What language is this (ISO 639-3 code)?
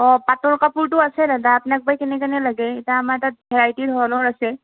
asm